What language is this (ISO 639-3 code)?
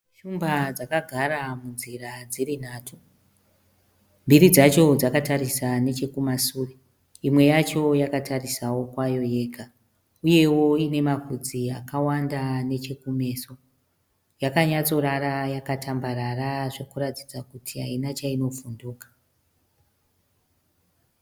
sna